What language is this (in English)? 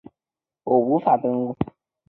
Chinese